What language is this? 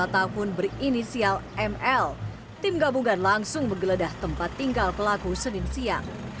Indonesian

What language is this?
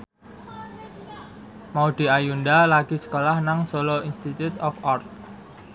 Javanese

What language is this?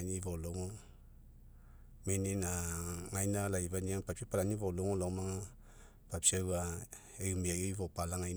Mekeo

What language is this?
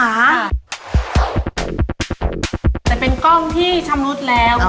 Thai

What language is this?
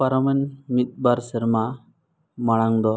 Santali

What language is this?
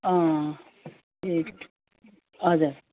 Nepali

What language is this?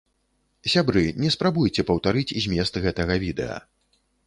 Belarusian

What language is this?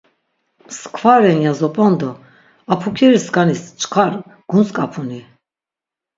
Laz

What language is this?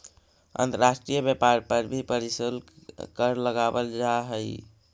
Magahi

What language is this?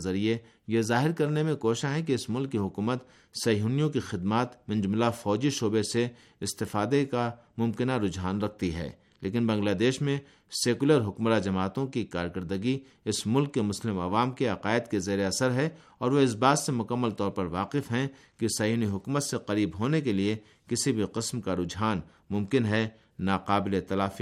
Urdu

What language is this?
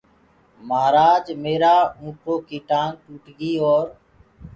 Gurgula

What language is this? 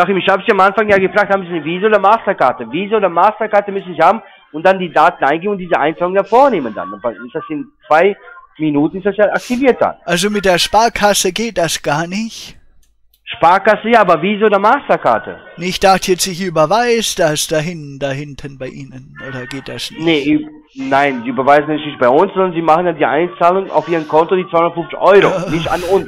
German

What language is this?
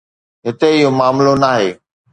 Sindhi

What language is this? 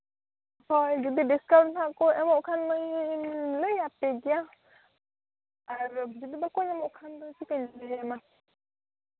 Santali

